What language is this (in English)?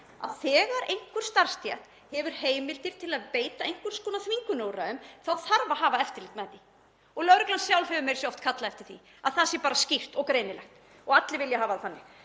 Icelandic